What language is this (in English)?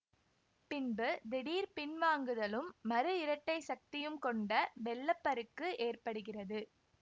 Tamil